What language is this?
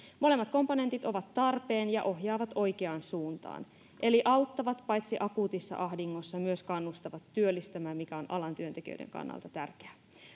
Finnish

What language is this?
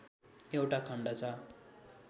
Nepali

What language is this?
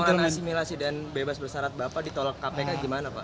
Indonesian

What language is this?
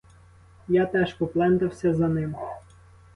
Ukrainian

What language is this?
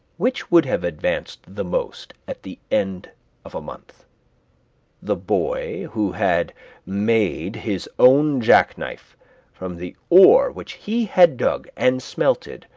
English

